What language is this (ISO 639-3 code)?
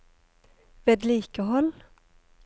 nor